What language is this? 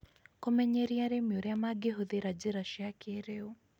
Kikuyu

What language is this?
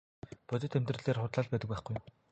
Mongolian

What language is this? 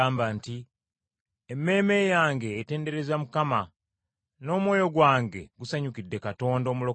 Ganda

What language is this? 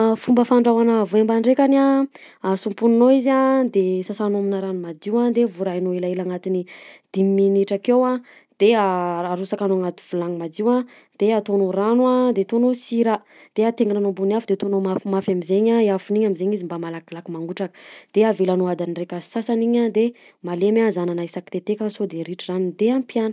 Southern Betsimisaraka Malagasy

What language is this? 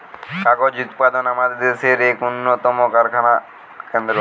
Bangla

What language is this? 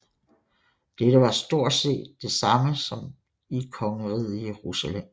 Danish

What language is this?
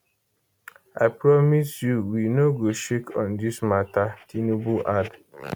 Nigerian Pidgin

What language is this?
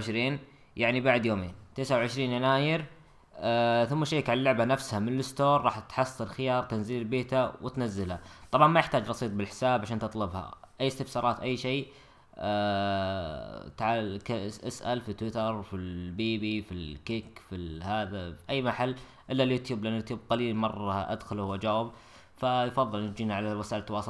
Arabic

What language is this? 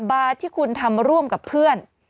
Thai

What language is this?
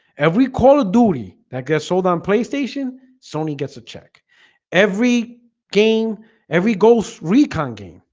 English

